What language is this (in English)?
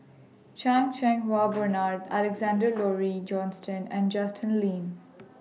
English